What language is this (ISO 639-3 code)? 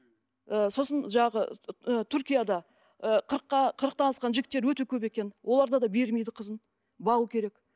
kaz